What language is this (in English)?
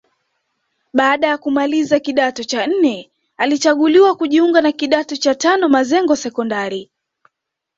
Swahili